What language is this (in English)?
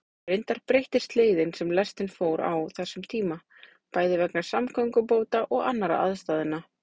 Icelandic